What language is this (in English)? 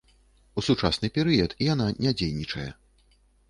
Belarusian